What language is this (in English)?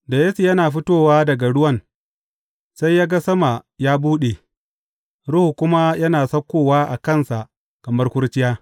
Hausa